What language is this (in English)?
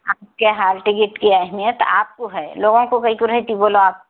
Urdu